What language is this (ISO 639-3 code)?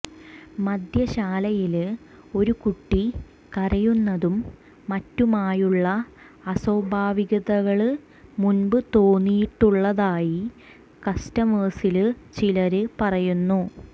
mal